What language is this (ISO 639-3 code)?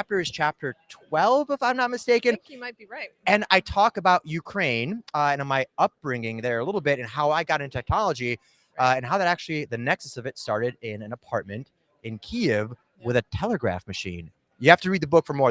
eng